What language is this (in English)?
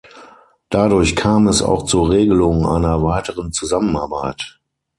German